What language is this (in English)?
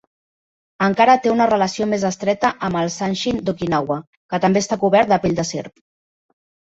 Catalan